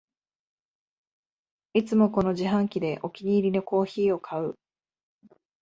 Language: Japanese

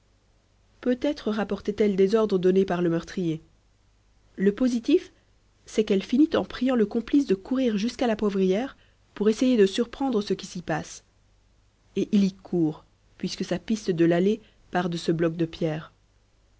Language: French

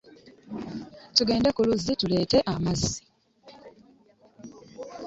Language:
Ganda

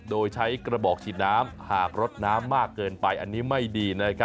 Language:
Thai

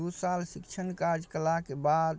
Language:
Maithili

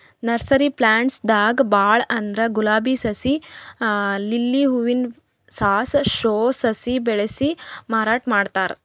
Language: Kannada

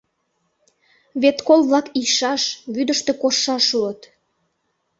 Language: Mari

